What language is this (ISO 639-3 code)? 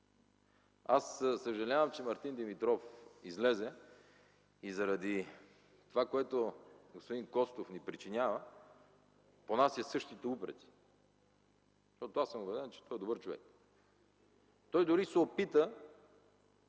bul